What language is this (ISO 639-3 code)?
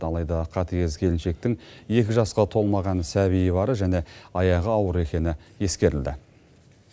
kaz